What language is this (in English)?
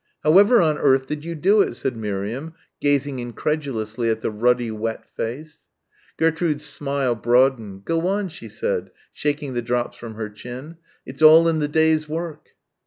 English